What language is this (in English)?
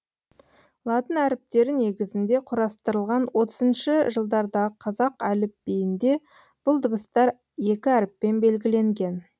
Kazakh